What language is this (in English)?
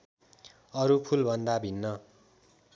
Nepali